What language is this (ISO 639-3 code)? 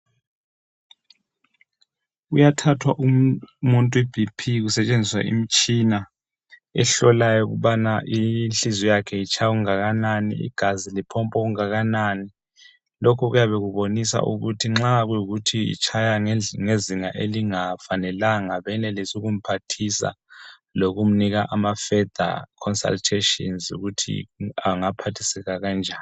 nde